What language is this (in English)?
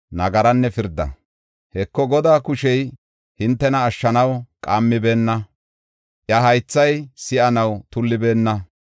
Gofa